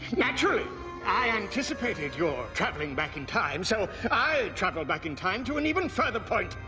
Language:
English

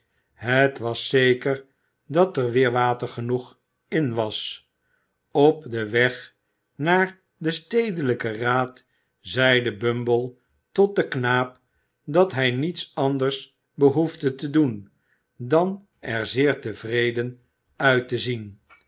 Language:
Dutch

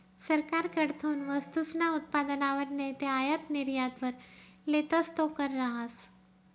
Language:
Marathi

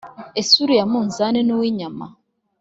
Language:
Kinyarwanda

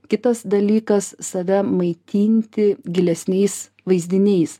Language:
Lithuanian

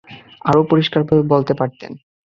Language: Bangla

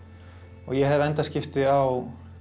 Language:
Icelandic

